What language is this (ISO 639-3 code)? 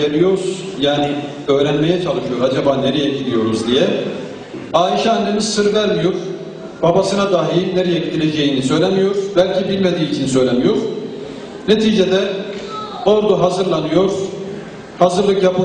tur